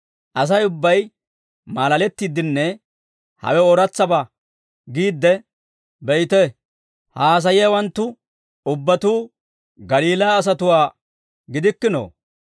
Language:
Dawro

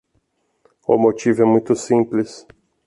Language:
Portuguese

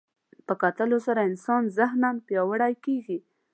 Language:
Pashto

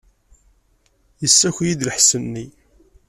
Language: Kabyle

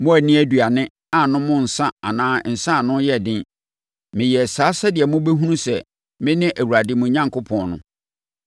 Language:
Akan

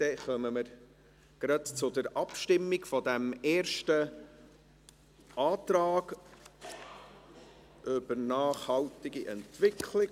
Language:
Swiss German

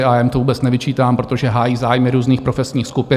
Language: Czech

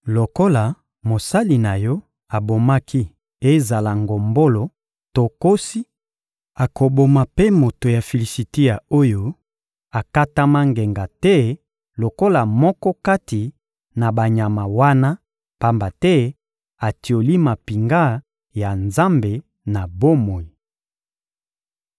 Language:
Lingala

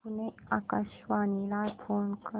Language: Marathi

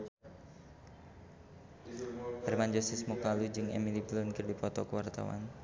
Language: Sundanese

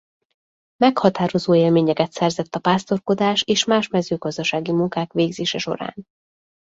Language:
Hungarian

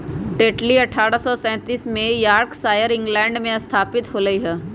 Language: Magahi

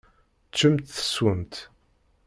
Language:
Kabyle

